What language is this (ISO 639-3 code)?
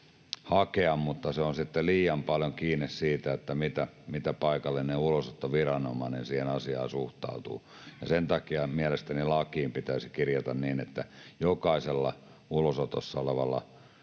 fin